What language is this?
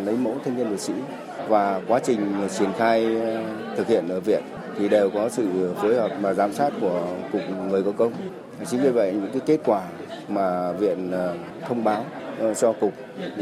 Vietnamese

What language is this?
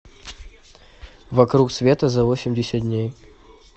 Russian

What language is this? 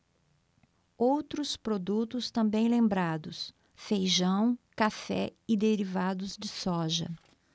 Portuguese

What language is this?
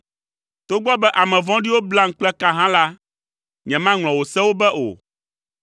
Ewe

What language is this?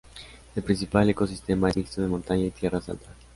Spanish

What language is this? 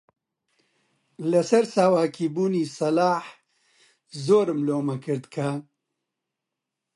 Central Kurdish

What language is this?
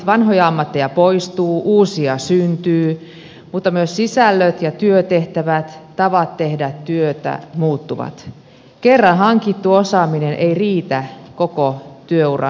Finnish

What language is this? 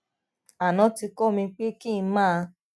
Yoruba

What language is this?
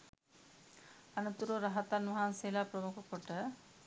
Sinhala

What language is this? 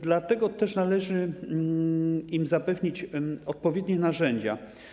Polish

